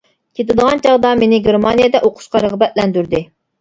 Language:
Uyghur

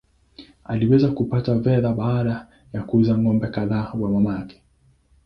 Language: Swahili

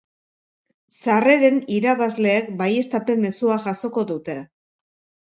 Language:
Basque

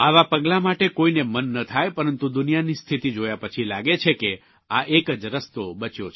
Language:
Gujarati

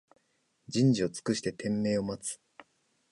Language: Japanese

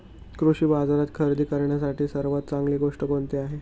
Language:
Marathi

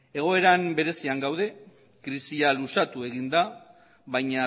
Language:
Basque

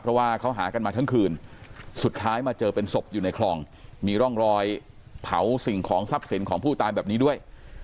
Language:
Thai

